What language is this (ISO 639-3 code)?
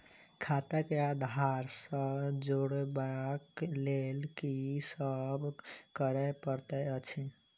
mai